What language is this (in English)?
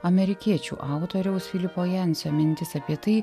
Lithuanian